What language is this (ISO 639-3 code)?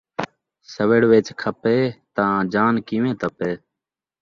skr